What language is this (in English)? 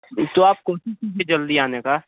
Hindi